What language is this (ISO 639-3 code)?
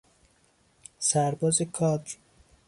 fas